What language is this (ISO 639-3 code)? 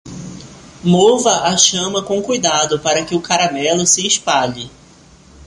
por